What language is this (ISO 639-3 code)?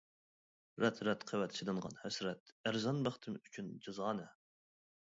uig